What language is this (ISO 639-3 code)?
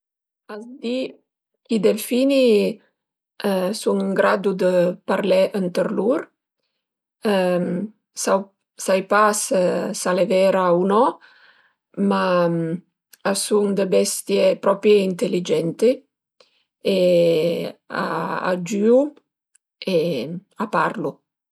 pms